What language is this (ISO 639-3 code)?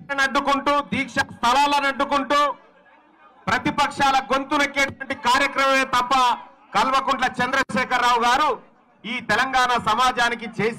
hin